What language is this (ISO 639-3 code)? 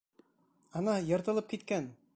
bak